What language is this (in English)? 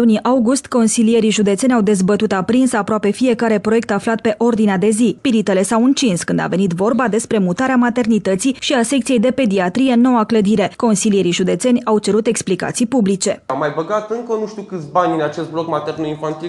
Romanian